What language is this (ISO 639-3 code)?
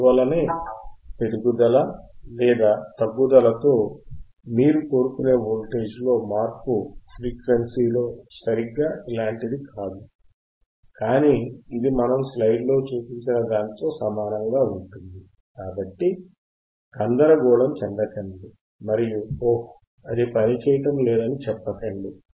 tel